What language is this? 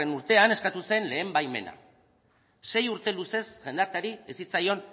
Basque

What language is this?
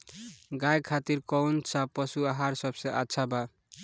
Bhojpuri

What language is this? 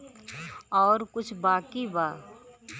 Bhojpuri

